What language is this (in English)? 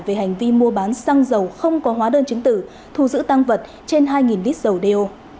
Vietnamese